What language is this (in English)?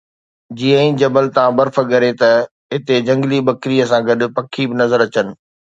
Sindhi